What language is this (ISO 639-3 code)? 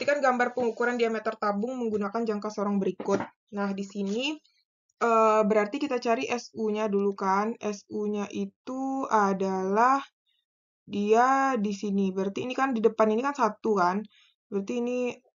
ind